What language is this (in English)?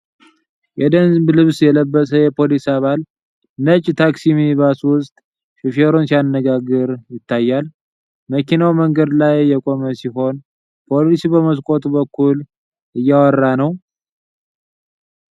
Amharic